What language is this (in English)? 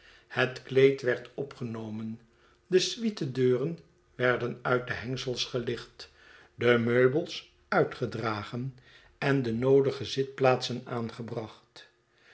Dutch